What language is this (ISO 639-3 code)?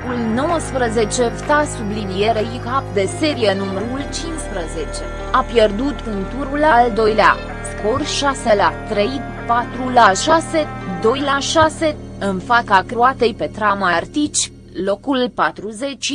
ron